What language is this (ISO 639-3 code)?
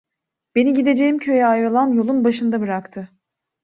tur